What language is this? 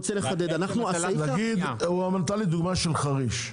Hebrew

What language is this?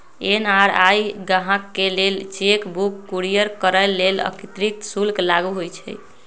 Magahi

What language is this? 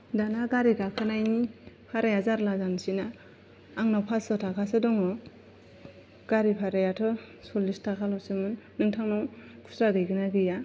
Bodo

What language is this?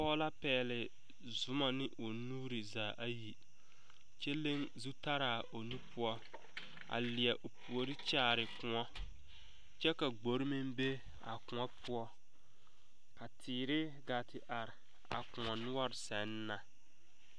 Southern Dagaare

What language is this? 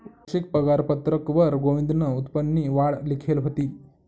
Marathi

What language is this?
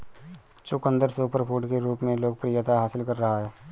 Hindi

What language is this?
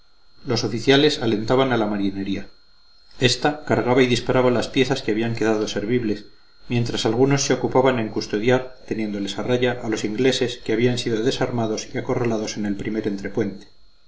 Spanish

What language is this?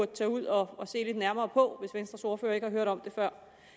Danish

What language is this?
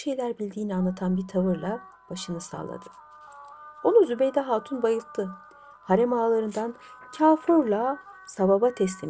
Turkish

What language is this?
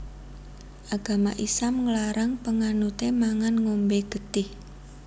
Javanese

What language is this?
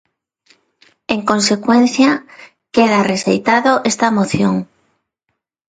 Galician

